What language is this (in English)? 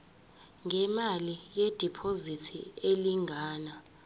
Zulu